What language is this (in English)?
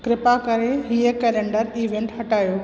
Sindhi